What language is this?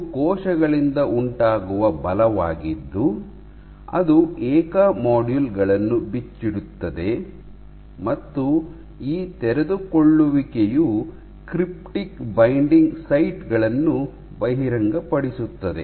Kannada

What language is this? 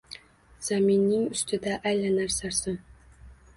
Uzbek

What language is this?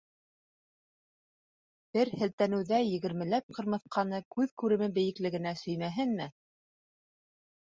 Bashkir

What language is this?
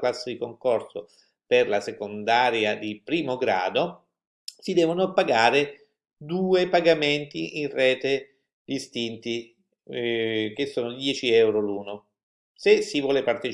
Italian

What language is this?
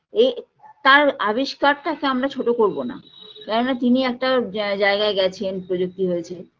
Bangla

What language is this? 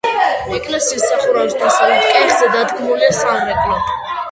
Georgian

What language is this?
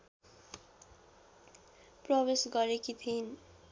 Nepali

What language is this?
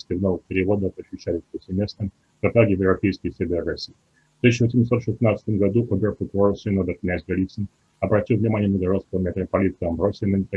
Russian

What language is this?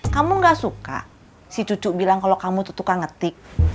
Indonesian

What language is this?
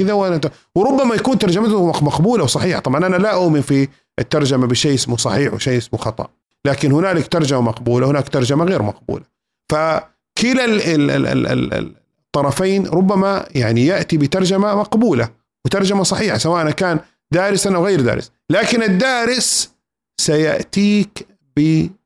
Arabic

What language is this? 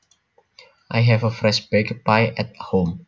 Javanese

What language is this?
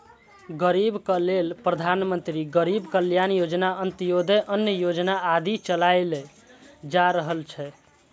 Maithili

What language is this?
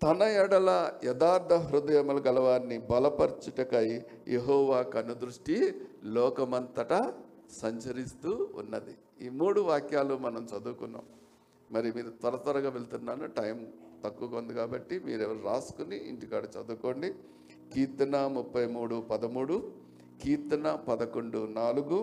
Telugu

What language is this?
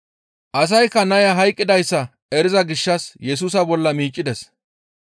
Gamo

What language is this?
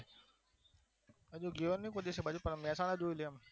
Gujarati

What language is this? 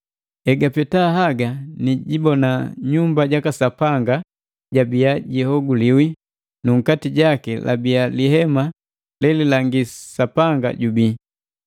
Matengo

